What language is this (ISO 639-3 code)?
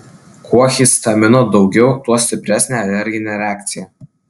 lit